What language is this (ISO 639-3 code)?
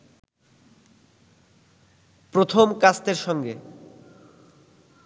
ben